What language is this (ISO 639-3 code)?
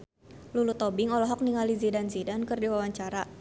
sun